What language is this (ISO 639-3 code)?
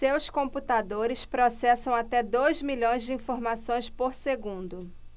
por